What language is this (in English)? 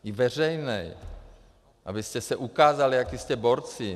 Czech